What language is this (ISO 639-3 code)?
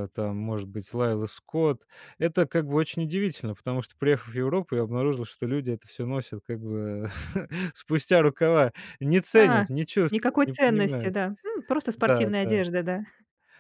rus